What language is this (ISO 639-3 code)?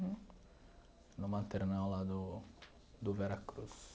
por